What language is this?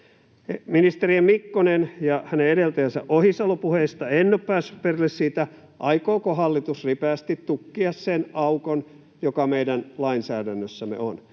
Finnish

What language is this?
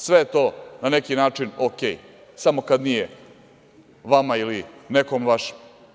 Serbian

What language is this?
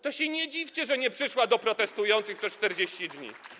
Polish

